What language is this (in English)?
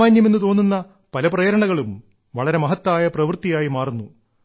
Malayalam